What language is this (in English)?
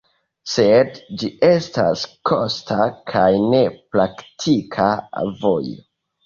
Esperanto